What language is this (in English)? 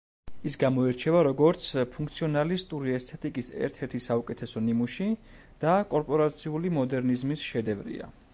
Georgian